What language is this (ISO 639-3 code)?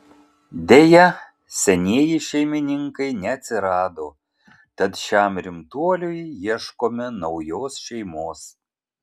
lit